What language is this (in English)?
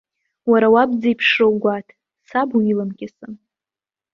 Abkhazian